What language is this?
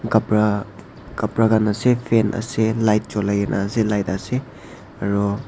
Naga Pidgin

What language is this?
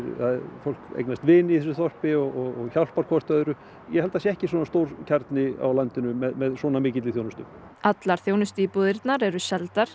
Icelandic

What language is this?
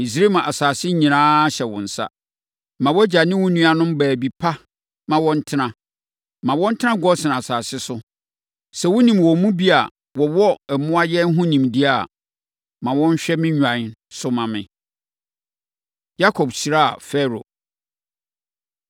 Akan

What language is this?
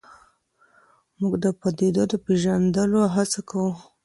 Pashto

